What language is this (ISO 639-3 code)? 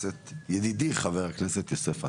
heb